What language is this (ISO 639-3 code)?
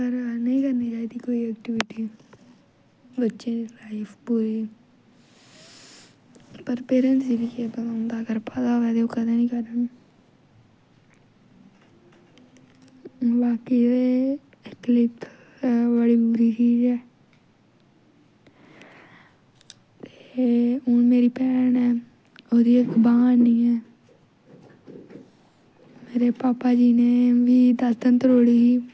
doi